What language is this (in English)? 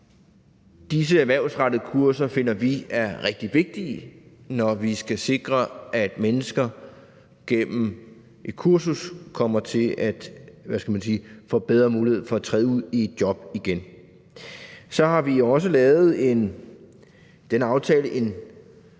Danish